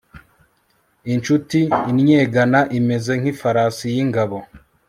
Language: Kinyarwanda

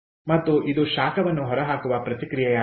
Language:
Kannada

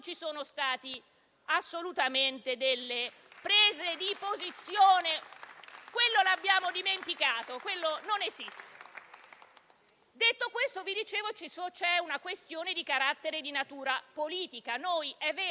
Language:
Italian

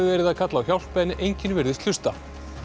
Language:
Icelandic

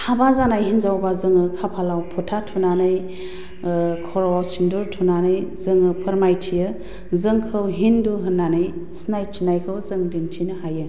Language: Bodo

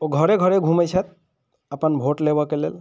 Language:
Maithili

